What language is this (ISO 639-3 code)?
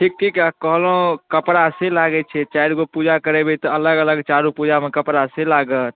mai